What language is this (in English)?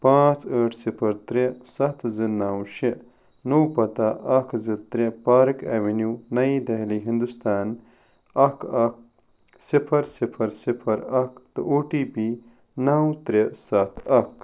Kashmiri